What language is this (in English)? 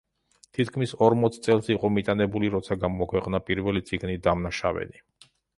Georgian